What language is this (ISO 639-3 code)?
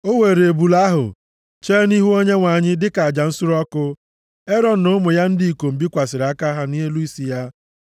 ibo